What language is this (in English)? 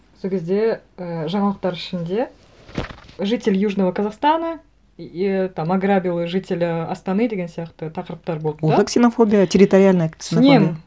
Kazakh